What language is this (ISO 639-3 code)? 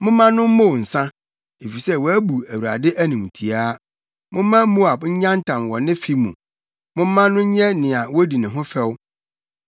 aka